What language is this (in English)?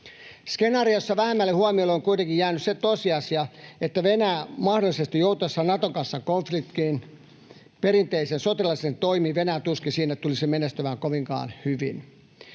Finnish